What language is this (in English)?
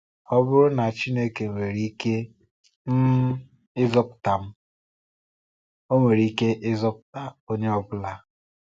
Igbo